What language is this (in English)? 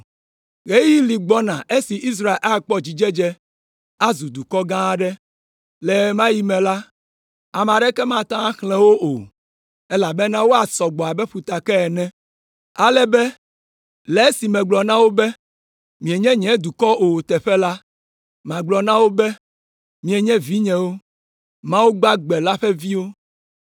Ewe